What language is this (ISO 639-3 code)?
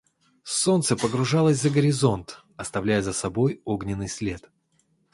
rus